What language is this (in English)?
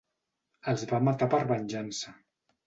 Catalan